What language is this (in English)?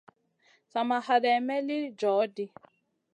Masana